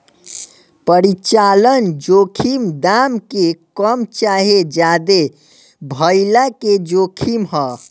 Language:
Bhojpuri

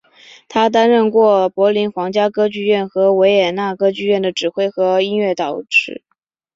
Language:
Chinese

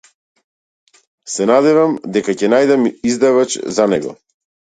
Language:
Macedonian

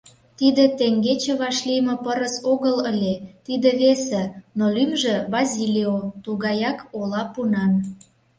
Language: Mari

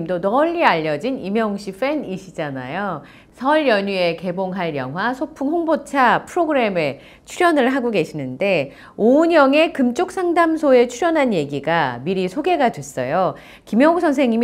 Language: Korean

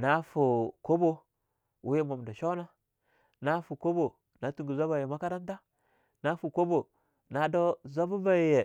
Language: Longuda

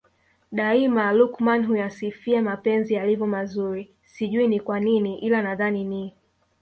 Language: Swahili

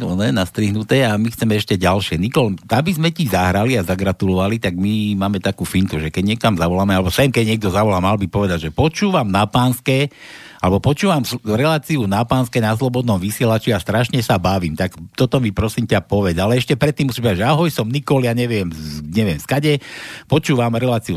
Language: Slovak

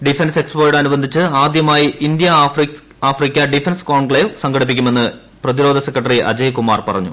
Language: Malayalam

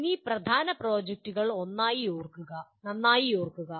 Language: Malayalam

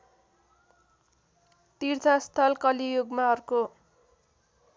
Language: Nepali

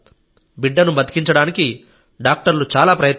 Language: Telugu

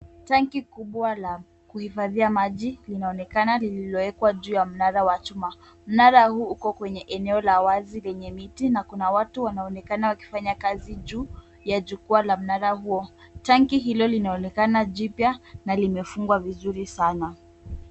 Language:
Swahili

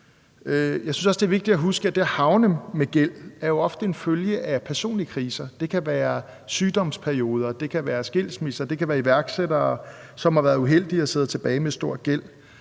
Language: Danish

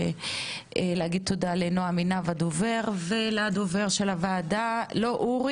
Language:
Hebrew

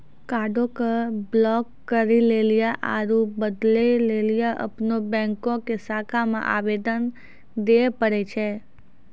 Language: Maithili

